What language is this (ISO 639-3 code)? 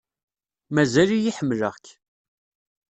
kab